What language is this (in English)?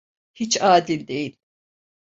Turkish